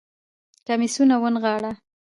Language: Pashto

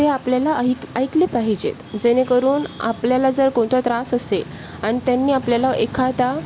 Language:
Marathi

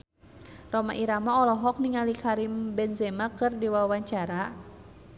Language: Sundanese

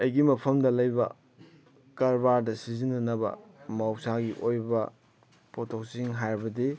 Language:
Manipuri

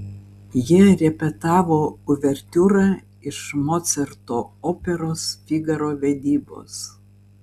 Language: Lithuanian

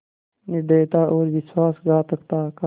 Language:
Hindi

